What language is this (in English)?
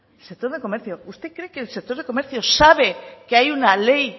Spanish